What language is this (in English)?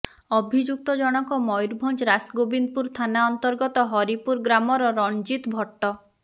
Odia